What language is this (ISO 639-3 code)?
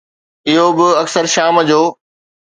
snd